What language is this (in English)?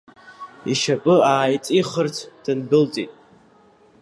Abkhazian